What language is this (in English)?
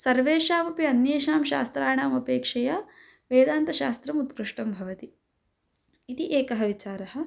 Sanskrit